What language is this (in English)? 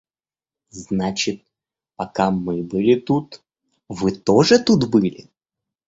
Russian